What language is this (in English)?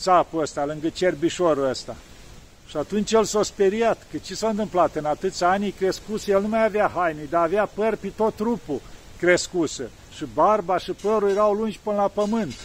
Romanian